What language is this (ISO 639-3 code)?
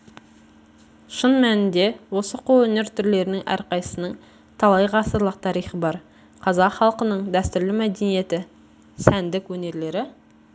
kaz